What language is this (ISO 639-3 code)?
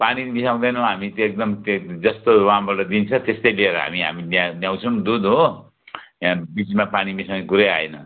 nep